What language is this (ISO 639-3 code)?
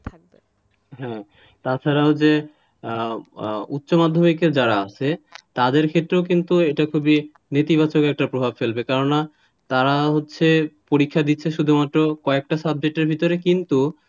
ben